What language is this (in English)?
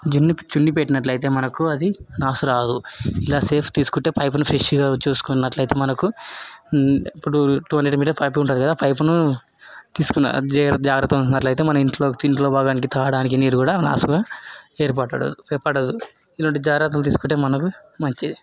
Telugu